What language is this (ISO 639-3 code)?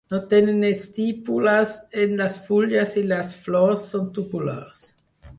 cat